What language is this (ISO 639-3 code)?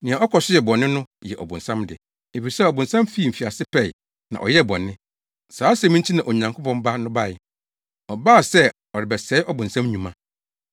aka